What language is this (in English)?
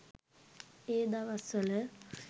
Sinhala